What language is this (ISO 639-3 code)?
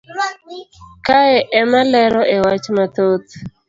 luo